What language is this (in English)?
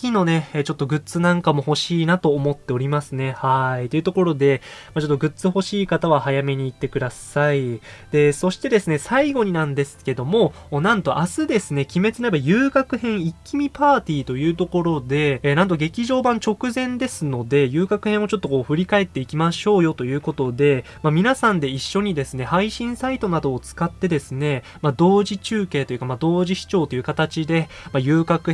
Japanese